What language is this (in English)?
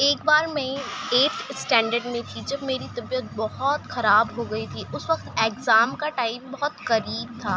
Urdu